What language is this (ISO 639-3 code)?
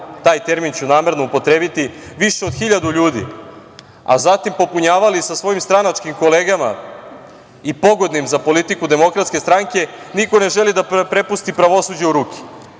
srp